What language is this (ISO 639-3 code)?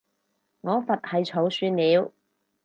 yue